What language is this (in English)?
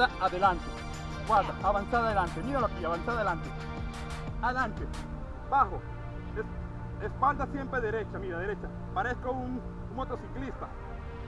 Spanish